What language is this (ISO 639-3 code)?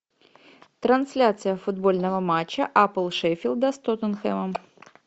rus